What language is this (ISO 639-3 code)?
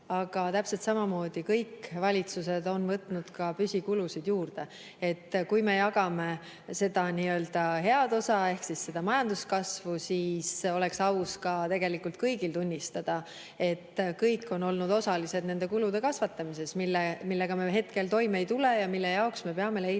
est